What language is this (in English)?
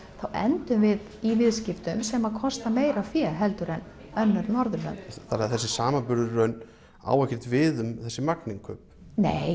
Icelandic